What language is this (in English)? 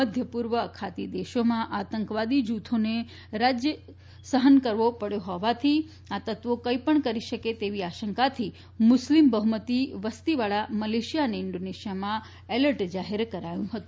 Gujarati